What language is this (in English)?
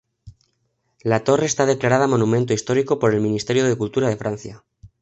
Spanish